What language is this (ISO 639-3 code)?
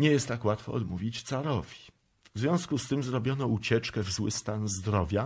pol